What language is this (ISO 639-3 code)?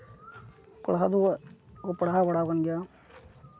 sat